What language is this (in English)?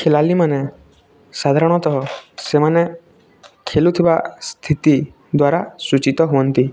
Odia